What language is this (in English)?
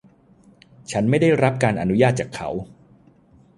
Thai